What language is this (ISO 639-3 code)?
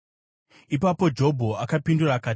sna